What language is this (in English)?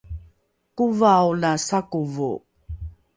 Rukai